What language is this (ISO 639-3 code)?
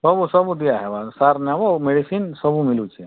ori